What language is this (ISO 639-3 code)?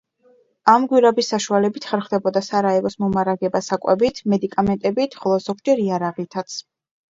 kat